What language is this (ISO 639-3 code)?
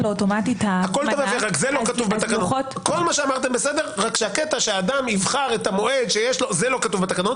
heb